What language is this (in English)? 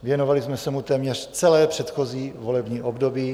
Czech